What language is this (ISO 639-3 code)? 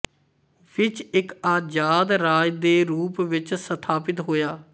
pan